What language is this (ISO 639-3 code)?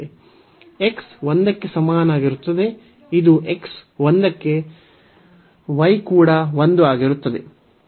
kan